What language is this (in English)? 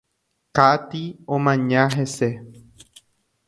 Guarani